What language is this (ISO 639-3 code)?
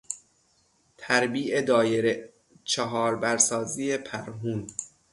fas